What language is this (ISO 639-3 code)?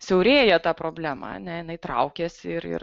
lit